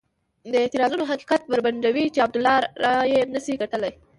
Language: Pashto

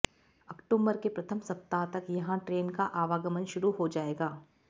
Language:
Hindi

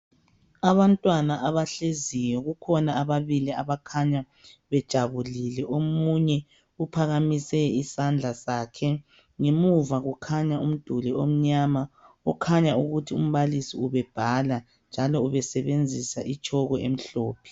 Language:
North Ndebele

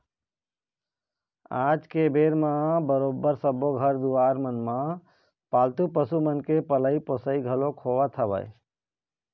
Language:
Chhattisgarhi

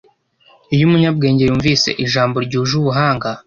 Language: Kinyarwanda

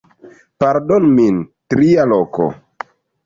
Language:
Esperanto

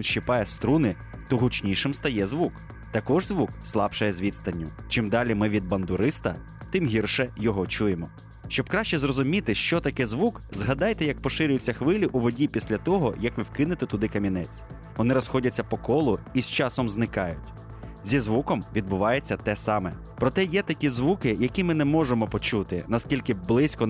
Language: Ukrainian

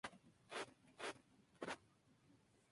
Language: Spanish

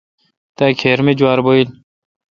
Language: Kalkoti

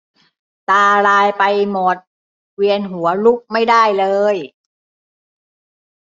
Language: Thai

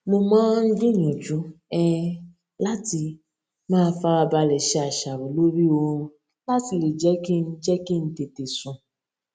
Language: Yoruba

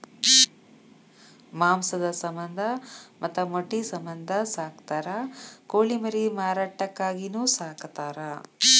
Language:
Kannada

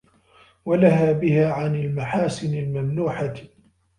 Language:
Arabic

